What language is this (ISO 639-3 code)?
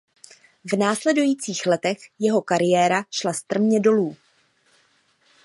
ces